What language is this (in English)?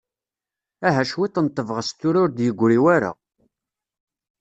Kabyle